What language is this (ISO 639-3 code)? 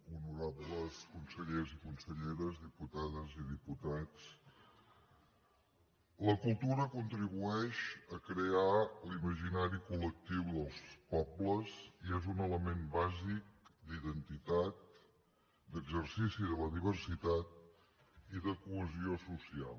cat